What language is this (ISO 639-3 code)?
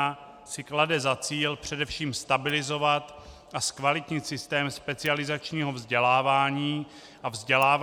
ces